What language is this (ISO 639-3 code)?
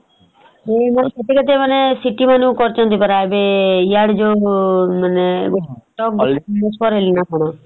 ori